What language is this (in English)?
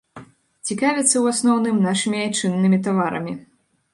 Belarusian